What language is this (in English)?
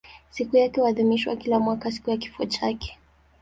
Swahili